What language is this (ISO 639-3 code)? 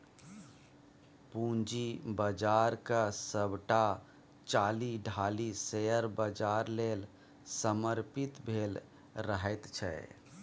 mai